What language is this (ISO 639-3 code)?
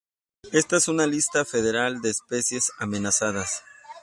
spa